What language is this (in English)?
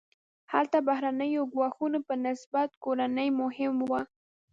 Pashto